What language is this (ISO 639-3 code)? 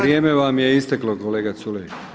hrv